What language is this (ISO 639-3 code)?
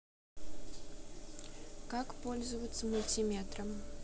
rus